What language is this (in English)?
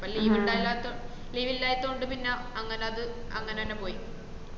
Malayalam